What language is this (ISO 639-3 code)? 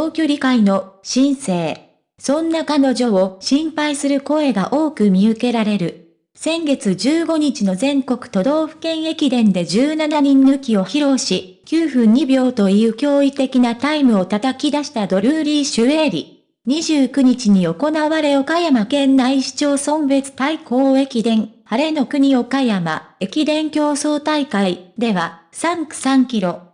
jpn